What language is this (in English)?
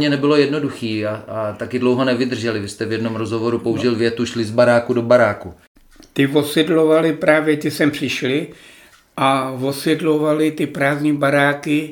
Czech